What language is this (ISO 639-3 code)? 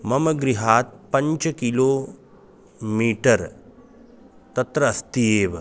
san